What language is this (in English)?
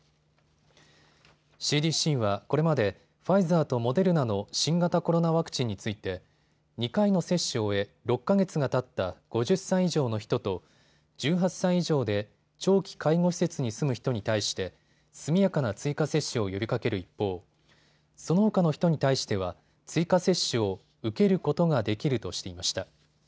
Japanese